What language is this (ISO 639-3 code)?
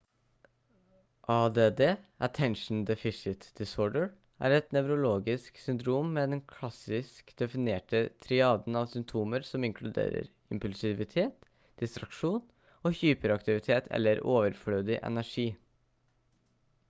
nob